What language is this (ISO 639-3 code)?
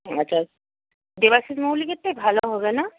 ben